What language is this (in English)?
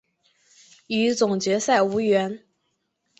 Chinese